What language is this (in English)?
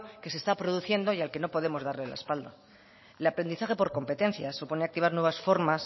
Spanish